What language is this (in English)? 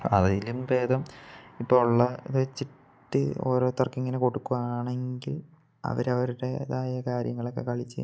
Malayalam